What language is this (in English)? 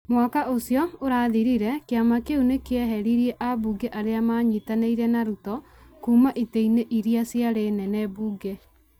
Kikuyu